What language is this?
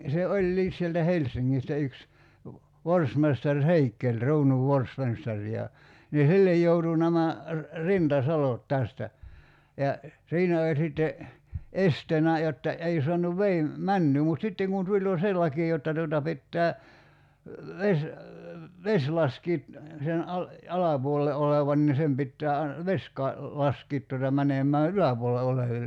Finnish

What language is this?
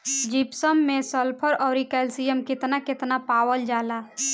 Bhojpuri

